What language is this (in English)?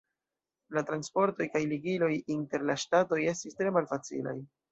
Esperanto